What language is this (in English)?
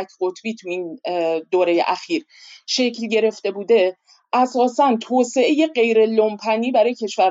Persian